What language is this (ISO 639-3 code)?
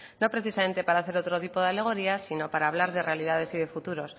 spa